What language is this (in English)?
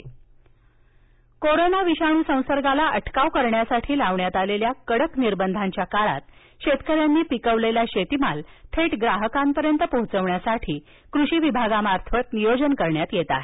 Marathi